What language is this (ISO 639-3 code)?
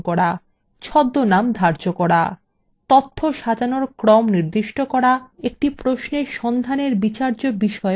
ben